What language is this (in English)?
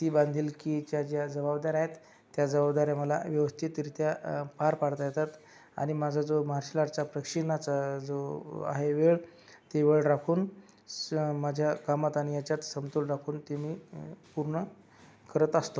Marathi